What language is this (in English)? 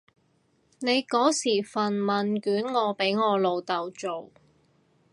Cantonese